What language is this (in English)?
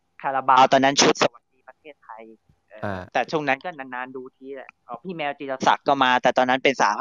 Thai